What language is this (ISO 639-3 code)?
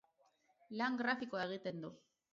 eus